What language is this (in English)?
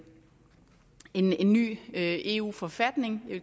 Danish